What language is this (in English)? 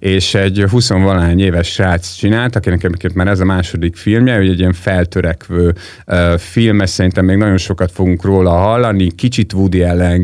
Hungarian